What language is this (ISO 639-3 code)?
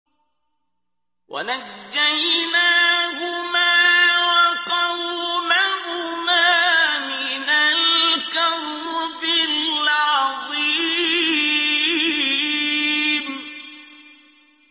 ara